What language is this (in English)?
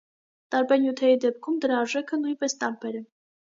Armenian